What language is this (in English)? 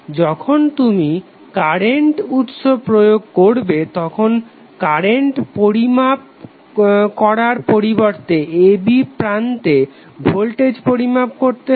Bangla